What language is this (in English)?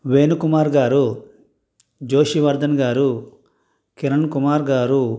Telugu